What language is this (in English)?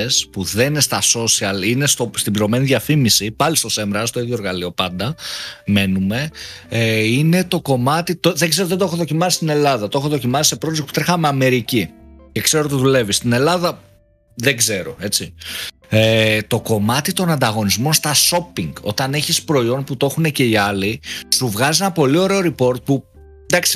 Greek